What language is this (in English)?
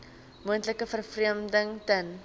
Afrikaans